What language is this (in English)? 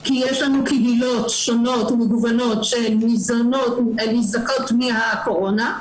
Hebrew